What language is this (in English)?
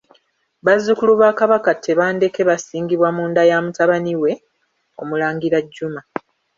Ganda